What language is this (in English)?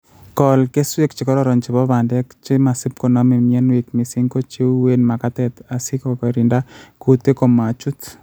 Kalenjin